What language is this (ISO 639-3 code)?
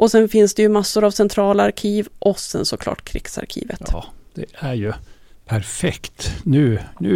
swe